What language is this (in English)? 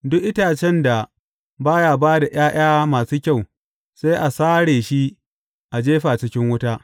Hausa